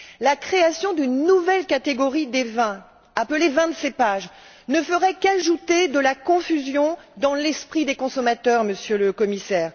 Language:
French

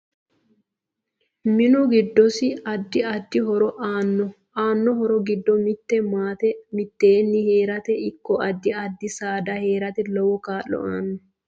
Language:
Sidamo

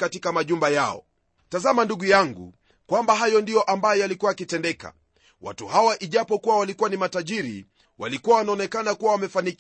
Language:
Swahili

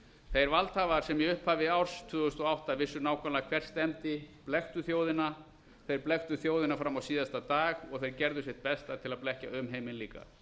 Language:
Icelandic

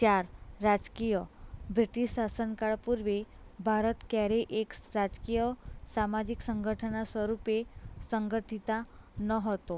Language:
Gujarati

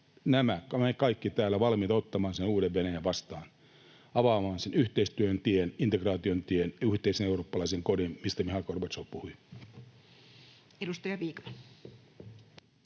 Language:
Finnish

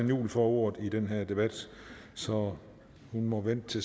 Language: Danish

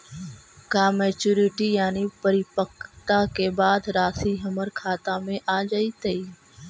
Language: Magahi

